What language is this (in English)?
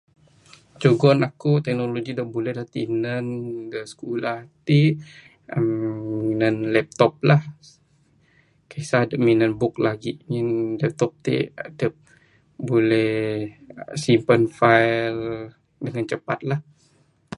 Bukar-Sadung Bidayuh